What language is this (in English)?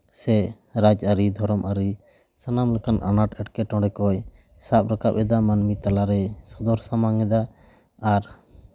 Santali